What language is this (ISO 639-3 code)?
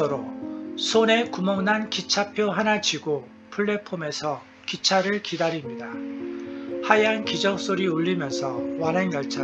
kor